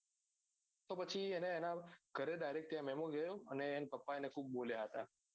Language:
Gujarati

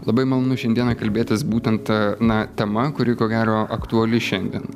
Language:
Lithuanian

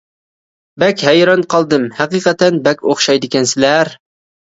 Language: Uyghur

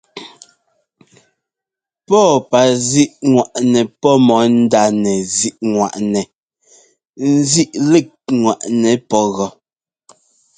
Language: Ngomba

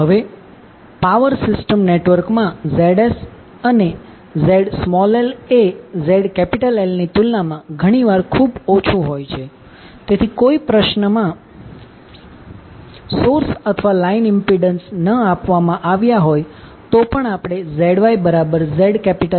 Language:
Gujarati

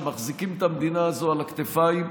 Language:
Hebrew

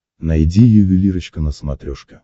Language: Russian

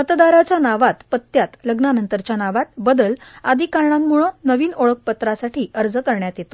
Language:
Marathi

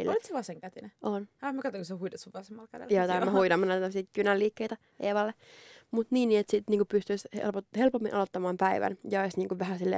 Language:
Finnish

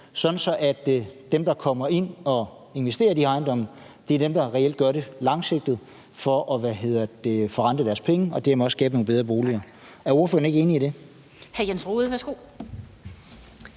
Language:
Danish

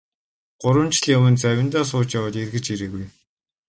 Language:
Mongolian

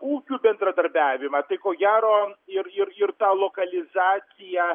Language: Lithuanian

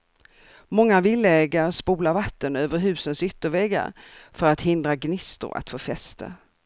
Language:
Swedish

